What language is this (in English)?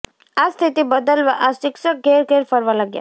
Gujarati